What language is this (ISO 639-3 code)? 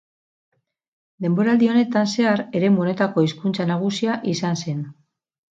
eus